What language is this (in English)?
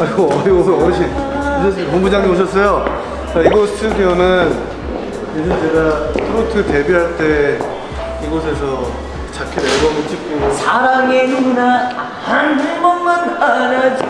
Korean